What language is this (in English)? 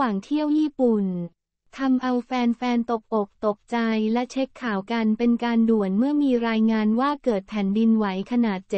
Thai